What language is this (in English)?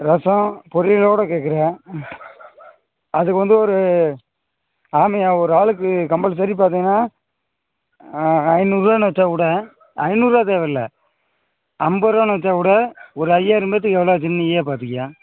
Tamil